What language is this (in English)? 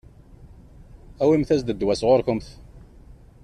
Kabyle